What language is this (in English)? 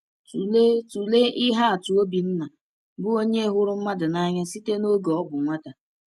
Igbo